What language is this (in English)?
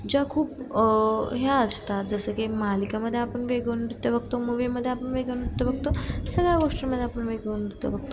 Marathi